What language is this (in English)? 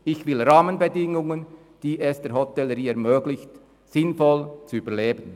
Swiss German